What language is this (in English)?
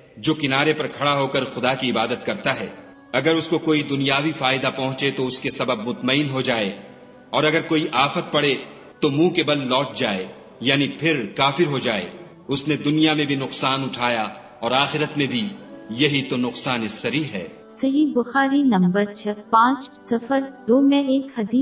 Urdu